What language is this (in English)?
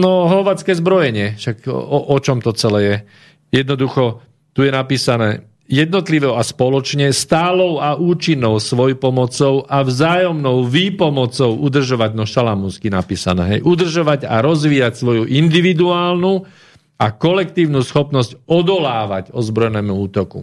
Slovak